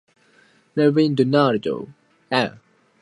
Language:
English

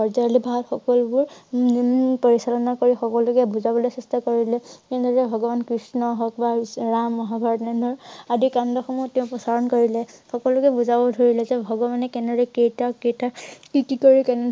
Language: Assamese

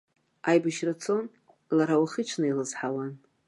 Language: Abkhazian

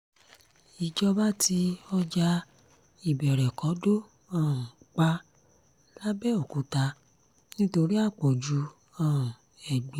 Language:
Yoruba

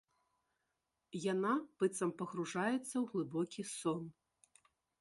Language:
Belarusian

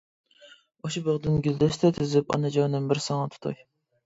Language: Uyghur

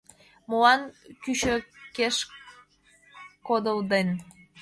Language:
Mari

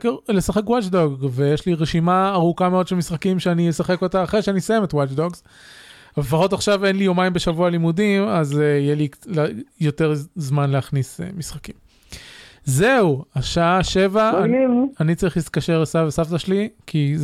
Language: Hebrew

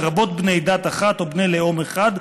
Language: Hebrew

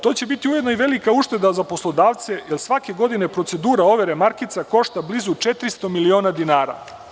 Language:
Serbian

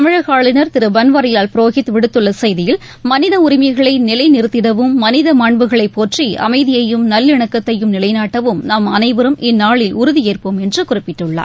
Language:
Tamil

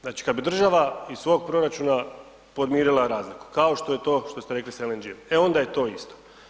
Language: Croatian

